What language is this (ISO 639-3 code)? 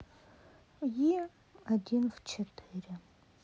rus